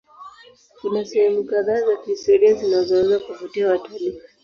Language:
Swahili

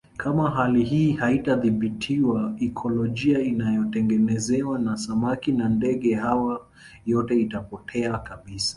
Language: Swahili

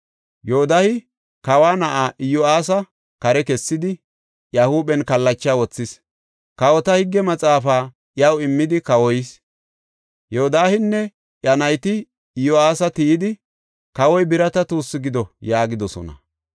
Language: Gofa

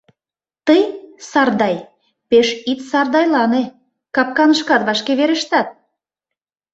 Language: Mari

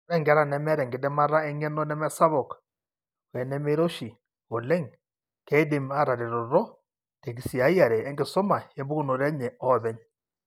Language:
Masai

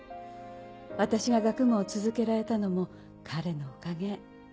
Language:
Japanese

